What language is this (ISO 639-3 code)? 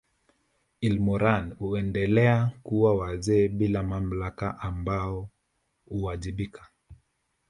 swa